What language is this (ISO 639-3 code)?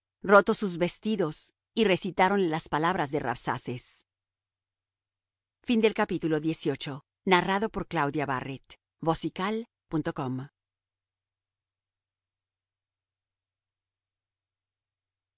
spa